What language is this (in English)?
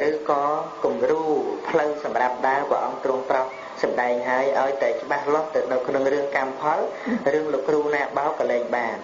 Vietnamese